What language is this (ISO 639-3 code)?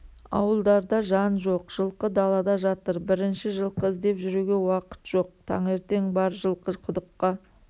kaz